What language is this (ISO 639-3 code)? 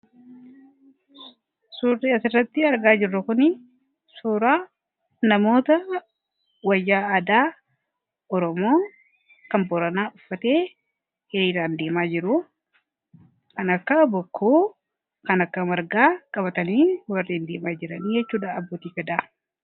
orm